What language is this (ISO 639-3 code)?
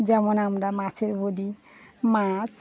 ben